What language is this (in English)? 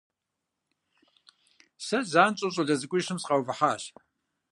Kabardian